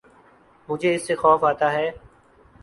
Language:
Urdu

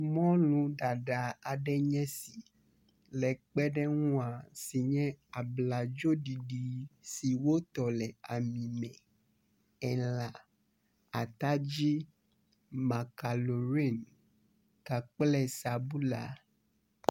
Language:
Ewe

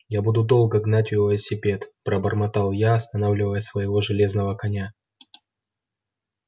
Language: Russian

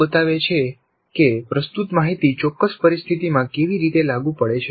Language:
Gujarati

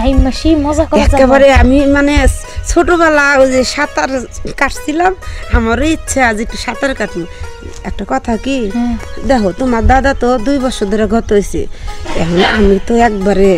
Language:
Bangla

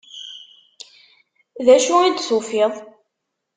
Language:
Kabyle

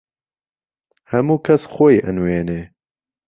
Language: Central Kurdish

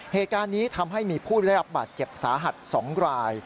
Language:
Thai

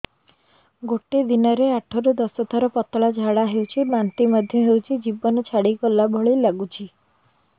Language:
Odia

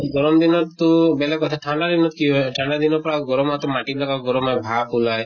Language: Assamese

